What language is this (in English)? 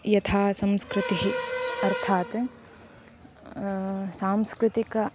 Sanskrit